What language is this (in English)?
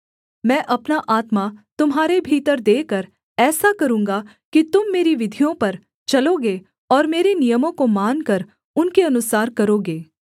Hindi